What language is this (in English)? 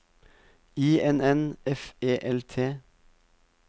Norwegian